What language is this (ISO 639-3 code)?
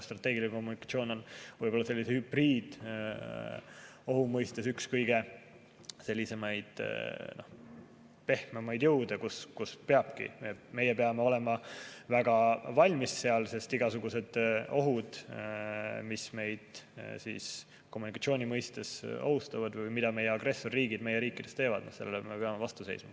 est